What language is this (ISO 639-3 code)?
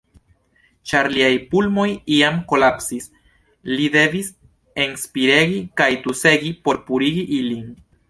epo